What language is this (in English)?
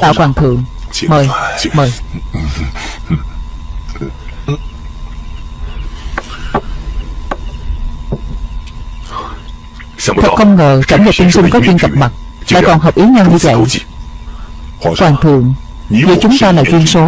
Vietnamese